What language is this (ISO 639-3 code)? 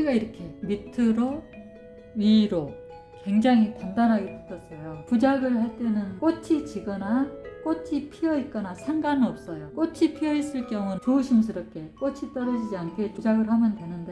kor